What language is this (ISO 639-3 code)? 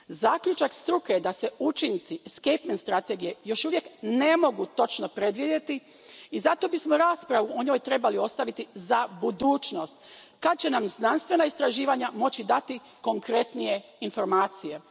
hrv